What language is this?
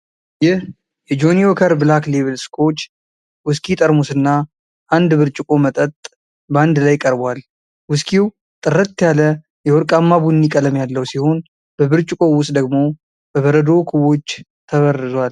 Amharic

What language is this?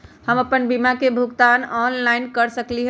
Magahi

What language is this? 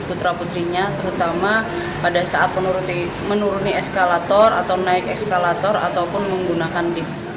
Indonesian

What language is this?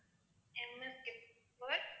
Tamil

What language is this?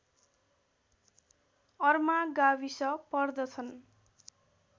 Nepali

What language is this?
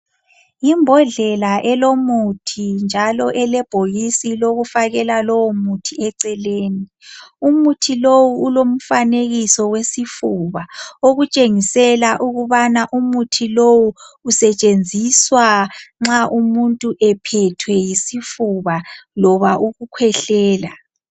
North Ndebele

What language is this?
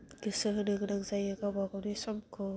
Bodo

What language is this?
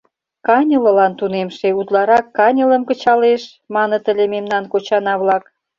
Mari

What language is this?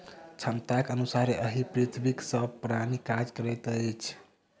Maithili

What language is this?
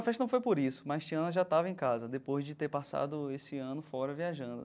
Portuguese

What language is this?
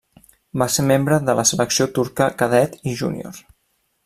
Catalan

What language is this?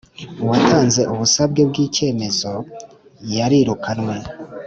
Kinyarwanda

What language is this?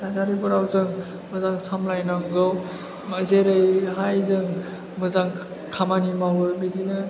Bodo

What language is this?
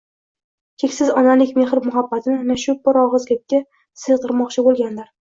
Uzbek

